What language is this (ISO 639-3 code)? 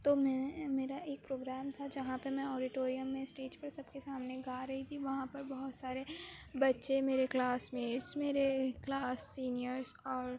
urd